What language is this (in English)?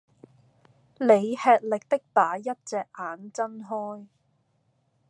Cantonese